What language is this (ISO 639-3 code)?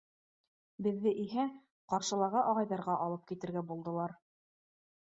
bak